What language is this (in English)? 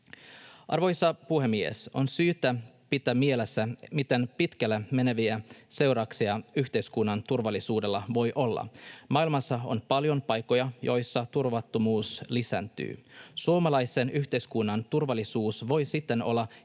Finnish